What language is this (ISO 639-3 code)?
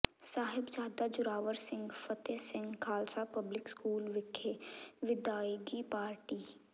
pan